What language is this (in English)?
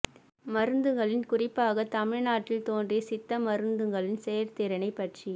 Tamil